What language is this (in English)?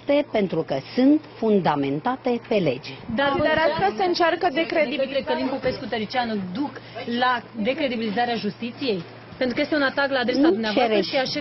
Romanian